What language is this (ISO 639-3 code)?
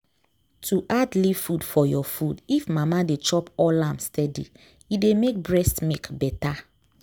pcm